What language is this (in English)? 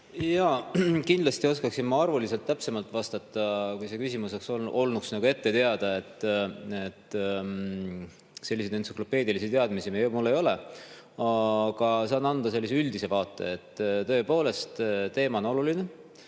Estonian